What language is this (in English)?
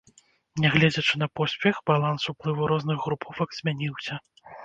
Belarusian